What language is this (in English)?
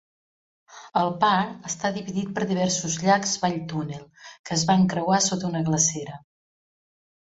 Catalan